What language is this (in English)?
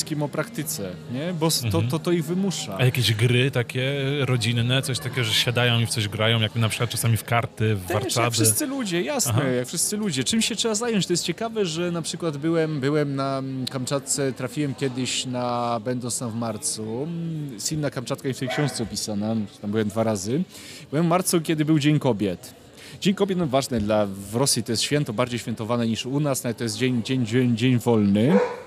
Polish